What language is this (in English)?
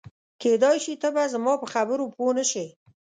Pashto